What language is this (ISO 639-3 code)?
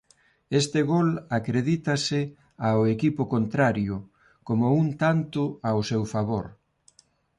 glg